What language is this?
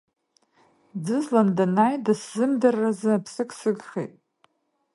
Abkhazian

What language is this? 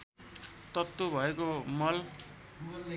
Nepali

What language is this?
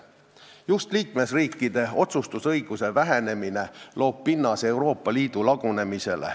Estonian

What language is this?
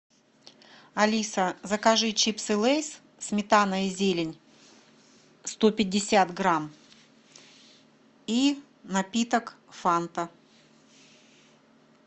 Russian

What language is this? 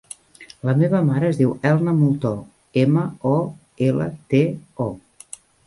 Catalan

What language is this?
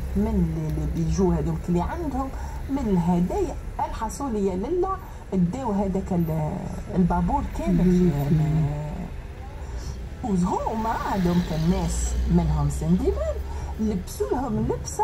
Arabic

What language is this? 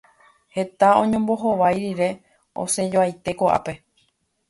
Guarani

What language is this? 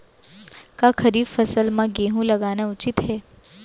Chhattisgarhi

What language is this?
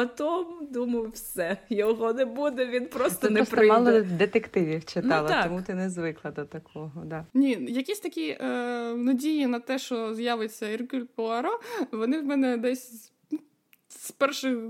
Ukrainian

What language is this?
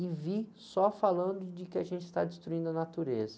Portuguese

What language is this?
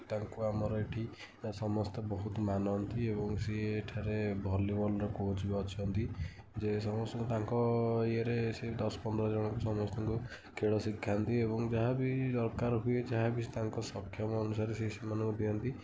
Odia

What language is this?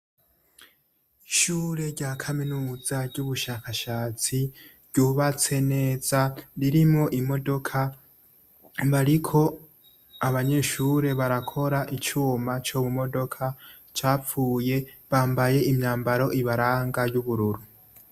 Rundi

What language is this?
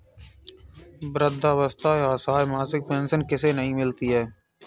Hindi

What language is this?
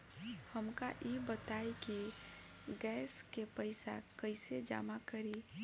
Bhojpuri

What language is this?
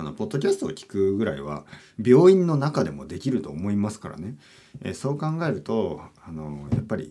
Japanese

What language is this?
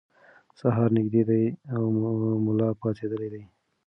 Pashto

